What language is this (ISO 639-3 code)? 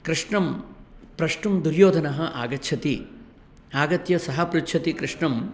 san